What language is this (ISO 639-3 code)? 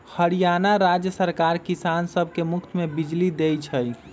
mag